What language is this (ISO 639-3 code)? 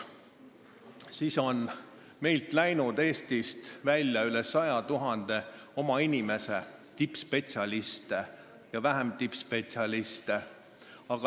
est